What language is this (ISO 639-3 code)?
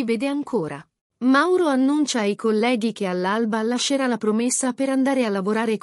ita